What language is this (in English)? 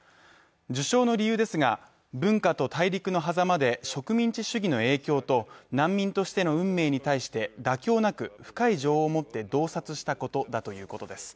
Japanese